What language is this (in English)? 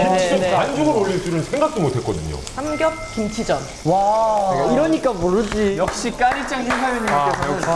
Korean